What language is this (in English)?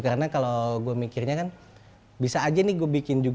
Indonesian